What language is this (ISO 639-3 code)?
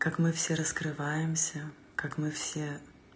rus